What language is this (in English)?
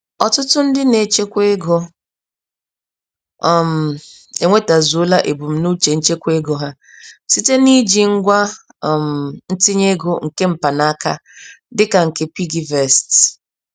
Igbo